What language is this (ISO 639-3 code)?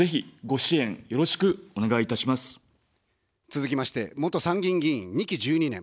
jpn